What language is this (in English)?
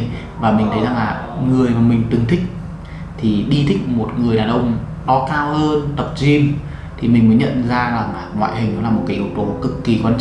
Vietnamese